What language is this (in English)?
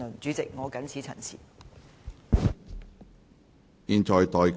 Cantonese